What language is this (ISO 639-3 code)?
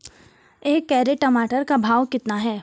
hin